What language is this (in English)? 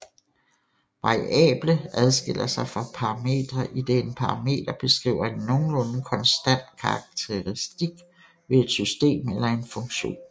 Danish